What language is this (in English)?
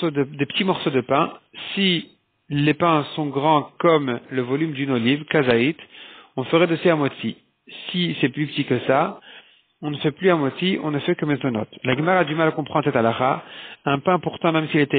French